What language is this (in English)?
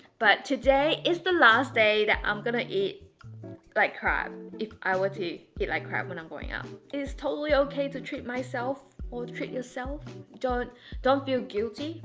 English